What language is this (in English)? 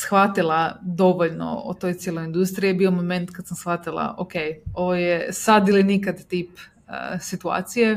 Croatian